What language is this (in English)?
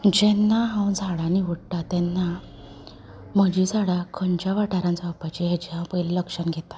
Konkani